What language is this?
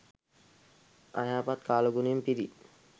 Sinhala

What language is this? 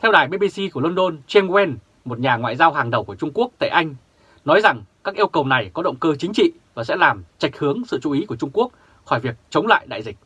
Vietnamese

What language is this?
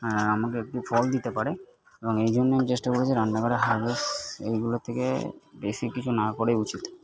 Bangla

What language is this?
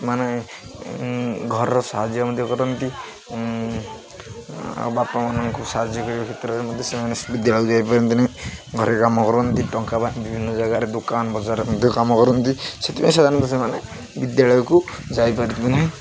Odia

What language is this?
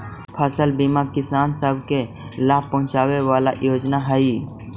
Magahi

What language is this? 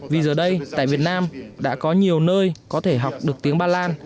Vietnamese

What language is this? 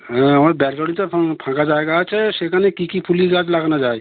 Bangla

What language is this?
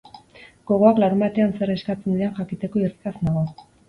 Basque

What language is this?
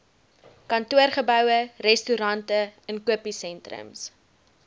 Afrikaans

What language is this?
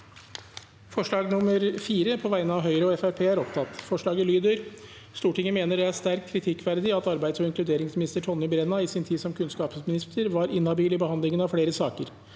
Norwegian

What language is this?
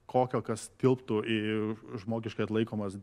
Lithuanian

